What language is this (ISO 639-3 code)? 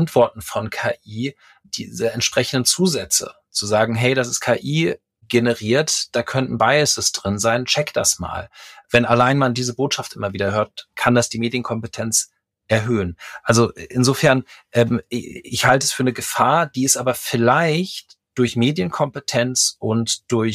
deu